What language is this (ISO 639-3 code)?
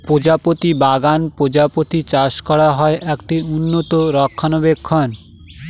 ben